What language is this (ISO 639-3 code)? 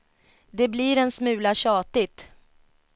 swe